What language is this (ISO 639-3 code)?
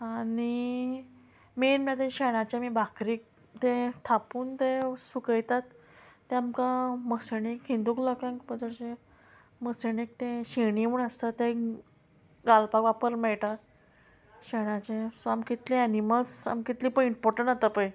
kok